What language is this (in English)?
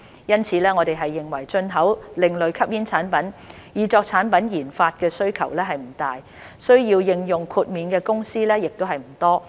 Cantonese